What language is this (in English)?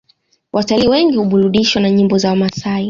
Swahili